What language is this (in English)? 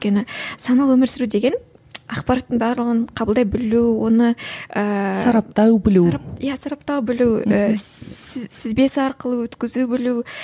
Kazakh